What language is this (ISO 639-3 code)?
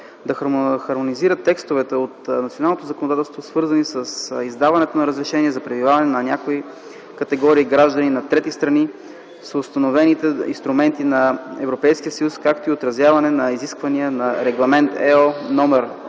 bul